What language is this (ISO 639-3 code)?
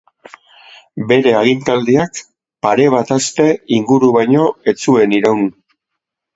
eus